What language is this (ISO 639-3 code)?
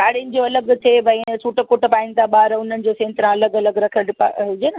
snd